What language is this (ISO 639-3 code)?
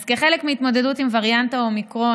heb